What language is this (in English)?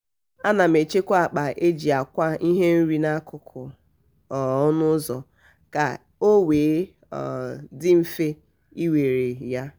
Igbo